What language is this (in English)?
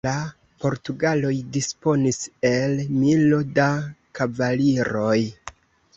Esperanto